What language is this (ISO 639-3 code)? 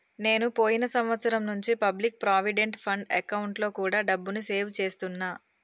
tel